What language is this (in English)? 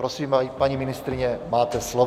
Czech